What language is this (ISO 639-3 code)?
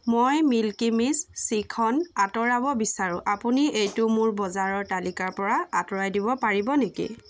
asm